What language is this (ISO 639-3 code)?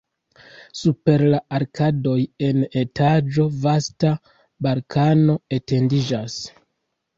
epo